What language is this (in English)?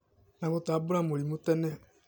Kikuyu